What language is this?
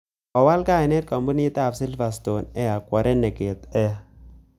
Kalenjin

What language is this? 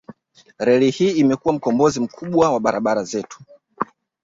Swahili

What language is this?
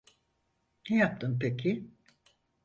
Turkish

